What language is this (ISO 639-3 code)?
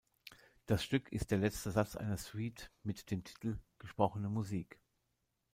deu